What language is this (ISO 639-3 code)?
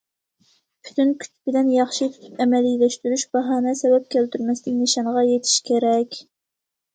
uig